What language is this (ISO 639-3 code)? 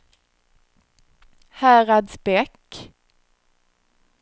swe